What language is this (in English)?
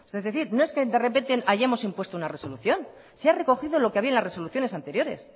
Spanish